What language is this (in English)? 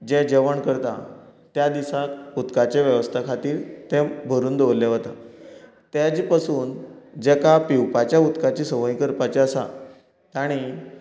Konkani